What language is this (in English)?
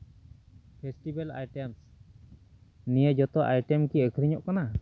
Santali